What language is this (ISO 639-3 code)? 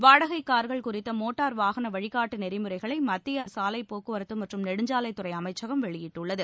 tam